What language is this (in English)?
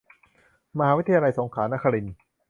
Thai